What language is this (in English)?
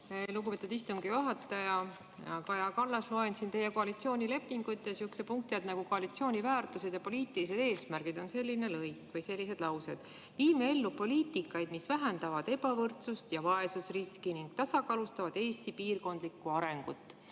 Estonian